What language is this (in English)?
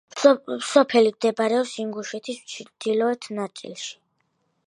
Georgian